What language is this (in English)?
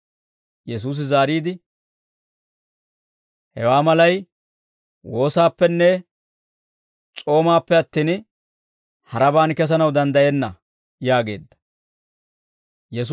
Dawro